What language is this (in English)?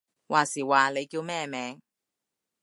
Cantonese